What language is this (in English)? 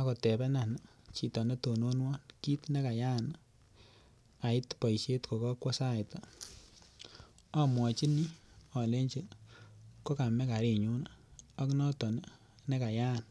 Kalenjin